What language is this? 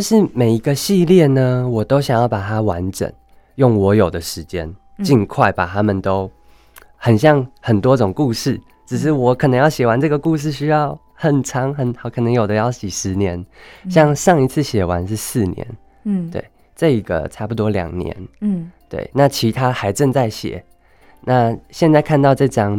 Chinese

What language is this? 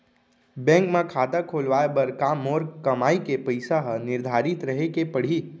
Chhattisgarhi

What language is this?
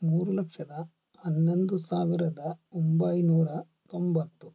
Kannada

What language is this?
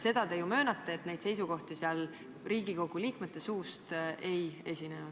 Estonian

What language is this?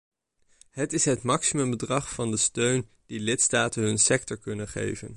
Dutch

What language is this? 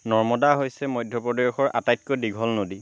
Assamese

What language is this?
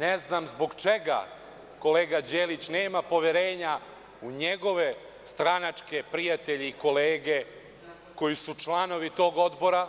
Serbian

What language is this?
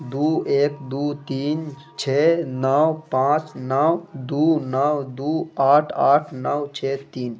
Urdu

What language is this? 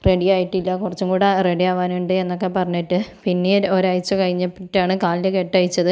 Malayalam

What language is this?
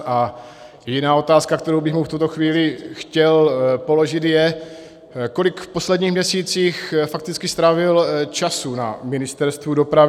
Czech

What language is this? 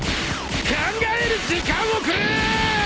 Japanese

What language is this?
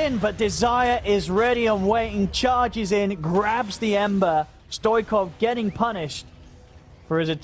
English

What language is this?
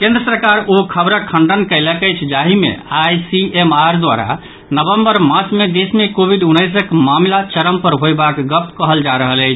Maithili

